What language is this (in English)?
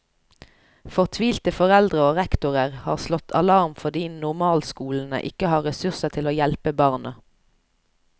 Norwegian